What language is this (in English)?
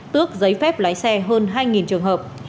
Vietnamese